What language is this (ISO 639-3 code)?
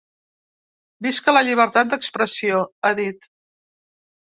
cat